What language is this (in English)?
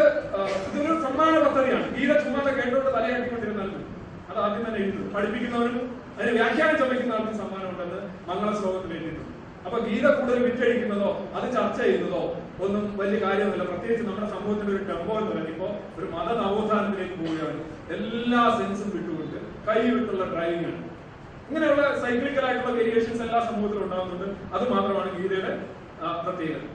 Malayalam